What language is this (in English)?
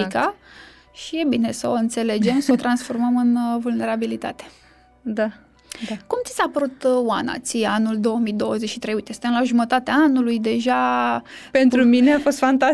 Romanian